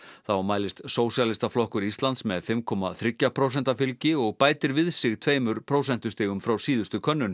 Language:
Icelandic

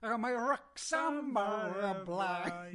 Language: Welsh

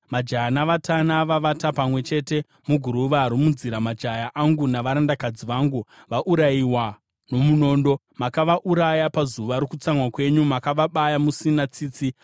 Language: Shona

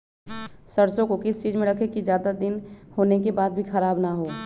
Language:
Magahi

